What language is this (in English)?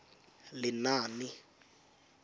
Tswana